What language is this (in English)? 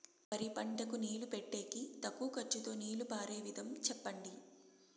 Telugu